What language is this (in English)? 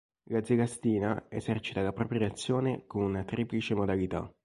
Italian